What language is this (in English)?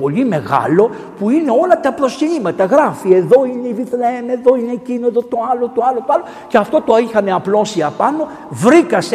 Greek